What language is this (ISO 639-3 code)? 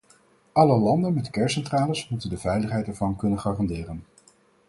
nld